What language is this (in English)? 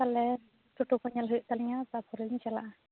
Santali